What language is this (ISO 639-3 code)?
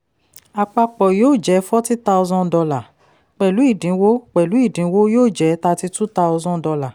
yor